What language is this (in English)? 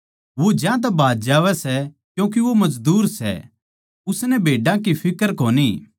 Haryanvi